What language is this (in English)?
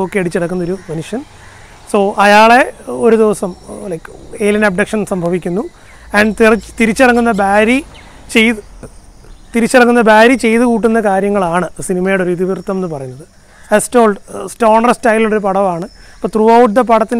Turkish